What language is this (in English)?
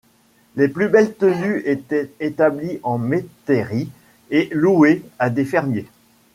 French